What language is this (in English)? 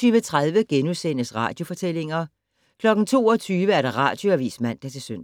Danish